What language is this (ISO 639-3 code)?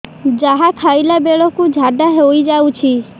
ori